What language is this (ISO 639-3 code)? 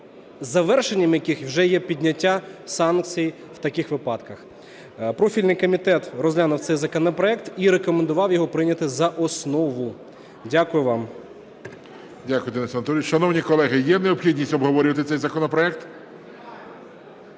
ukr